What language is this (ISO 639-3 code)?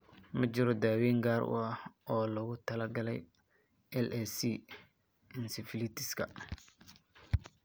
som